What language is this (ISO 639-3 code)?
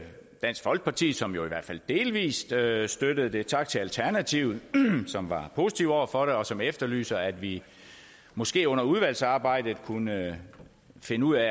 dan